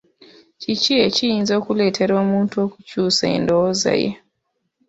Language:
Ganda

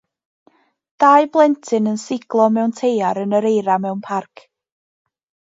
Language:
Welsh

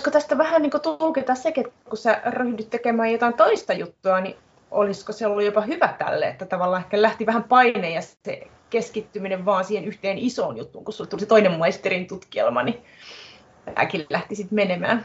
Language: Finnish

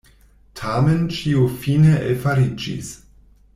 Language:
Esperanto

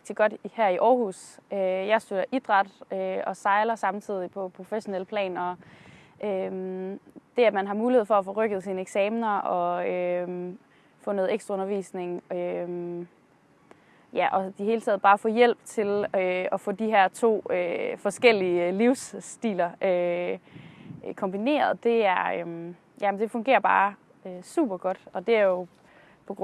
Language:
Danish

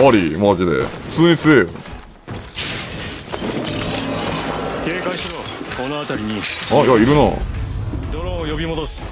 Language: Japanese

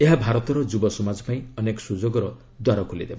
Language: Odia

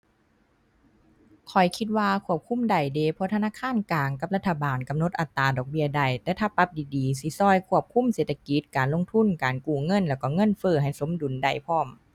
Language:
Thai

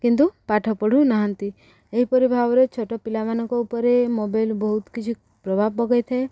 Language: Odia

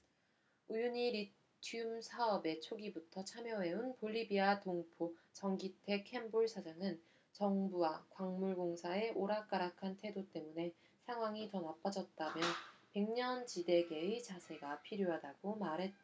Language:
Korean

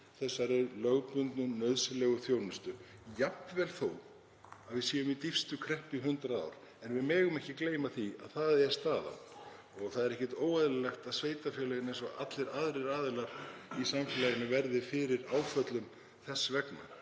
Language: Icelandic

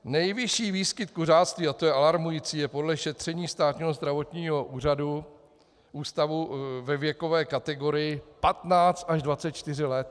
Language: Czech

